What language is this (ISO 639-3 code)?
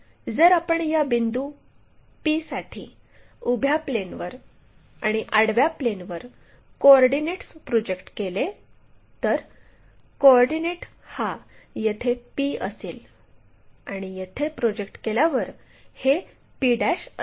mar